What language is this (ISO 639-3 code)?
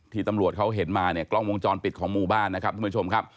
tha